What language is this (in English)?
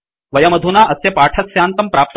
Sanskrit